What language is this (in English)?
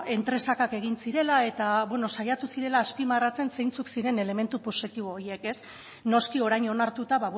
Basque